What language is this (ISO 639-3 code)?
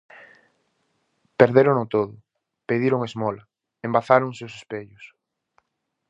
glg